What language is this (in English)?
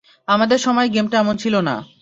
Bangla